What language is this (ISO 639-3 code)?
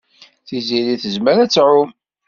kab